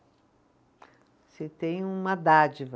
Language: Portuguese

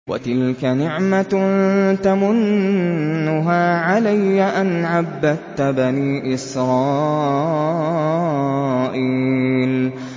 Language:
Arabic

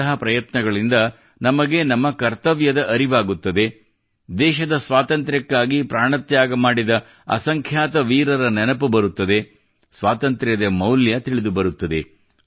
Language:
Kannada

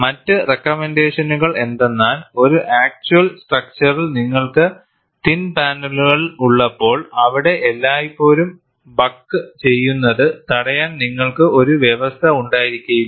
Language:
Malayalam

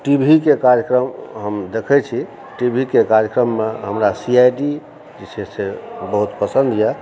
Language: Maithili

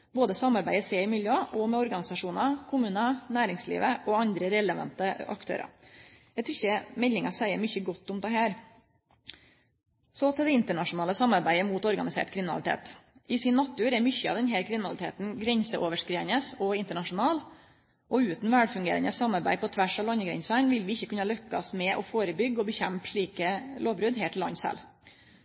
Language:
Norwegian Nynorsk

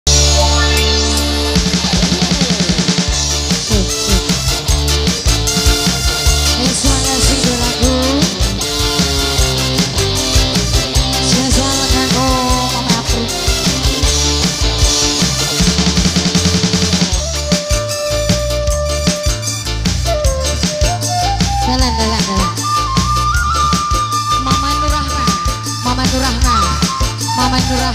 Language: Indonesian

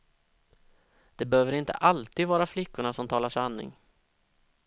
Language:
Swedish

